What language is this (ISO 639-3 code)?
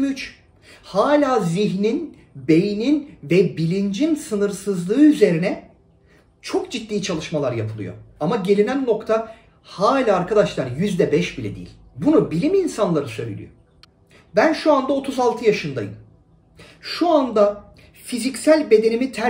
tur